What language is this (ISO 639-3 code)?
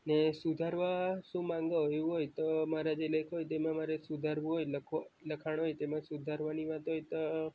guj